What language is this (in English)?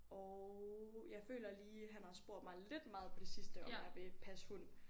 Danish